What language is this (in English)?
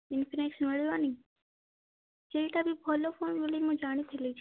Odia